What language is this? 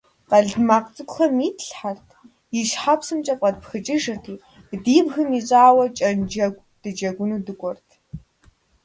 Kabardian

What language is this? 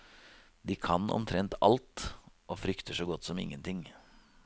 Norwegian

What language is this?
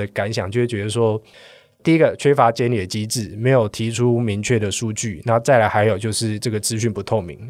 Chinese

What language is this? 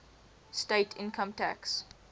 English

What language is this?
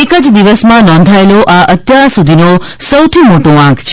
Gujarati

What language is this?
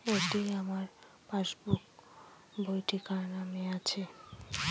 Bangla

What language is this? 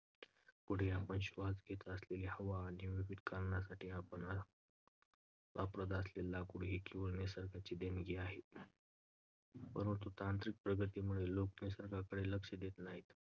Marathi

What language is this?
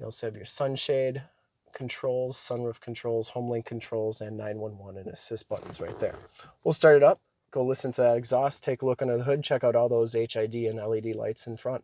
English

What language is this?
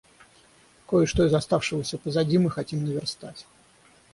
Russian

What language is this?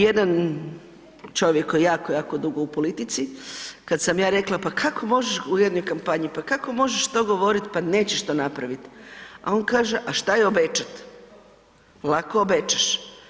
Croatian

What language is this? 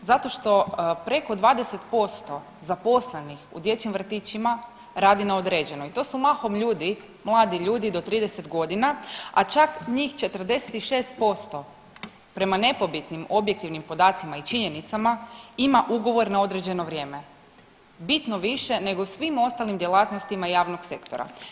Croatian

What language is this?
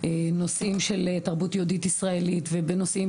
Hebrew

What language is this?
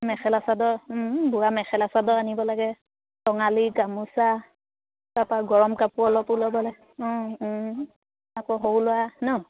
Assamese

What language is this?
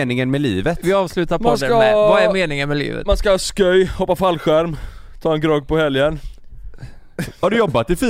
Swedish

